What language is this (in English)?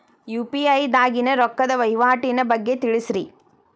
Kannada